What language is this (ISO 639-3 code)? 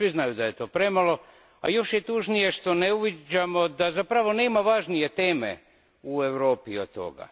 hrv